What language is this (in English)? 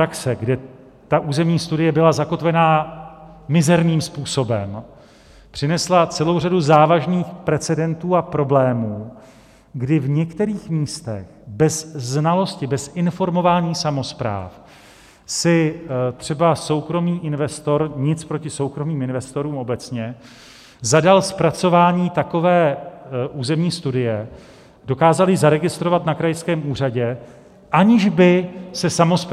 Czech